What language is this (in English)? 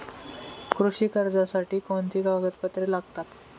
Marathi